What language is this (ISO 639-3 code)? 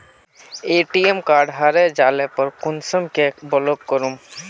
mag